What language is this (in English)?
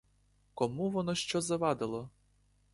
Ukrainian